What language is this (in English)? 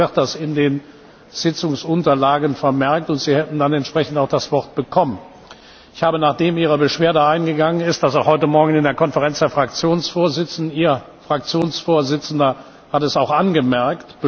German